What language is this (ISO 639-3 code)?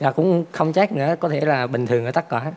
vie